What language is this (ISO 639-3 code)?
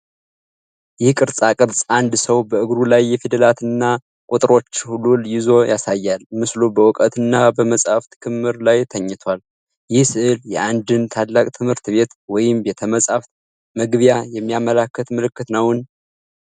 amh